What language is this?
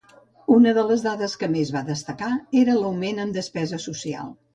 Catalan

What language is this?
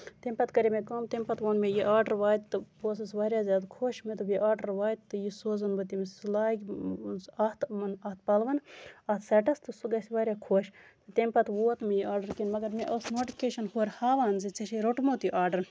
Kashmiri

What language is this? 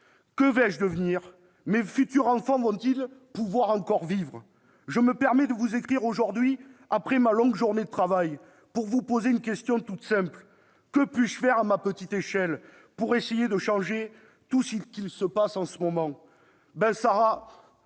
French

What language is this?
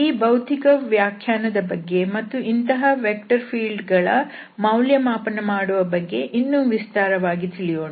Kannada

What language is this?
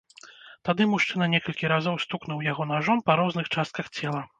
Belarusian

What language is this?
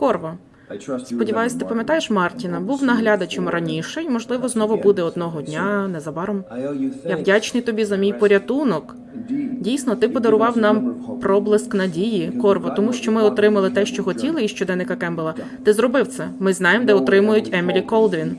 Ukrainian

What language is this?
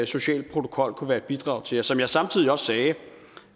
Danish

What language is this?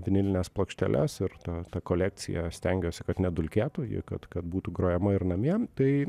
Lithuanian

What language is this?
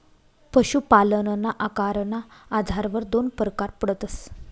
Marathi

